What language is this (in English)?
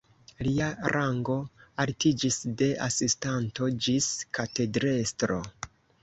Esperanto